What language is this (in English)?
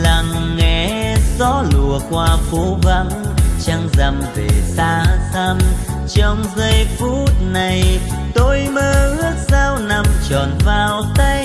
Vietnamese